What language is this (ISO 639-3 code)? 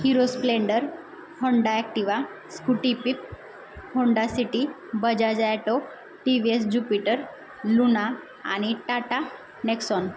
mar